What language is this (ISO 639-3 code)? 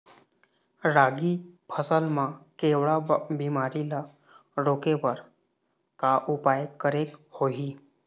hne